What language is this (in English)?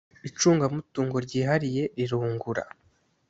Kinyarwanda